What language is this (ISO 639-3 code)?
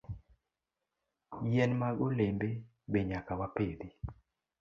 luo